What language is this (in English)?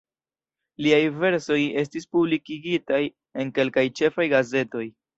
Esperanto